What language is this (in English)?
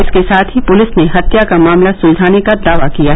Hindi